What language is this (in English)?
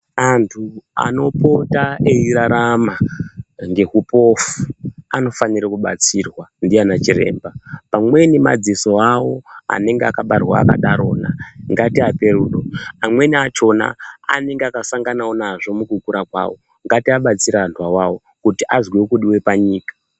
Ndau